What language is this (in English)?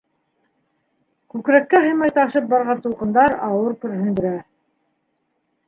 Bashkir